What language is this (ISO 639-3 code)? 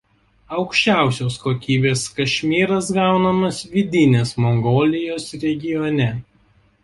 lit